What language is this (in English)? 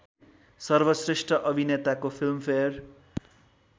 Nepali